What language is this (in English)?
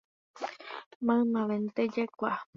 Guarani